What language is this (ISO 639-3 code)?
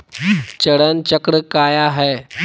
mag